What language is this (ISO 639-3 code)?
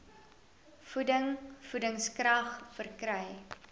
afr